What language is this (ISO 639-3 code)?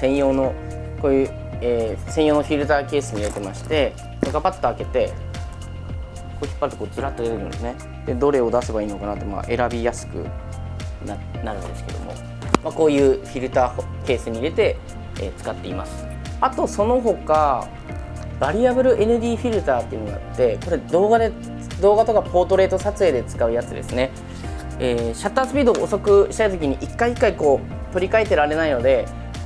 jpn